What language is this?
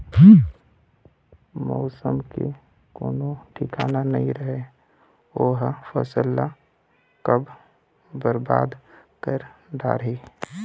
Chhattisgarhi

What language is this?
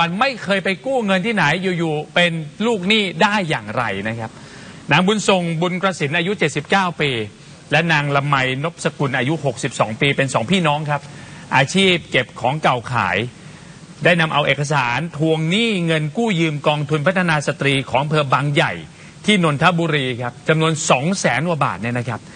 Thai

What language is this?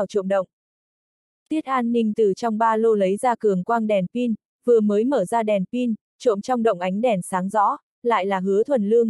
Vietnamese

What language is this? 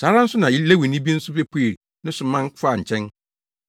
Akan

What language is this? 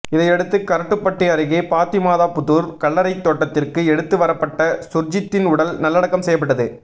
Tamil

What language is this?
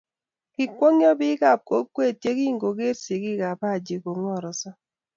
Kalenjin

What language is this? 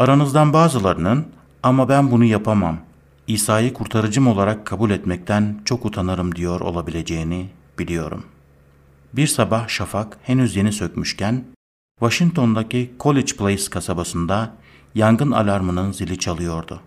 Turkish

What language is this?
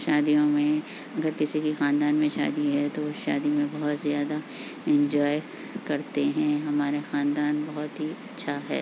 Urdu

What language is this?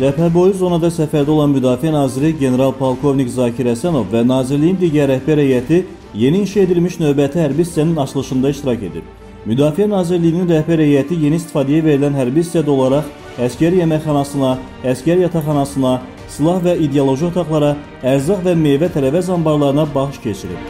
Turkish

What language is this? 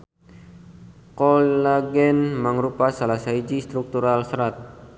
Sundanese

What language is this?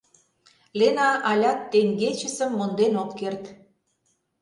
Mari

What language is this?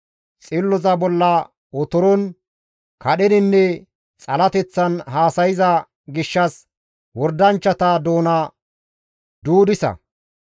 Gamo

